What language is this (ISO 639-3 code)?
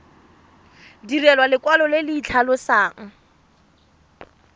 tsn